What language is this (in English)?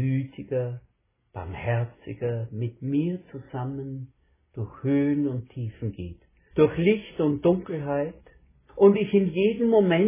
German